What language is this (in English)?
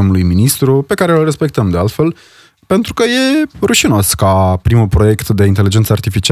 Romanian